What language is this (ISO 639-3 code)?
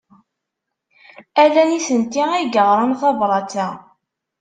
kab